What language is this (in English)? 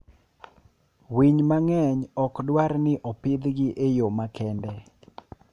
Luo (Kenya and Tanzania)